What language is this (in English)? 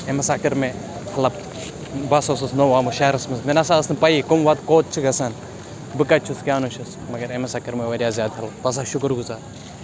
Kashmiri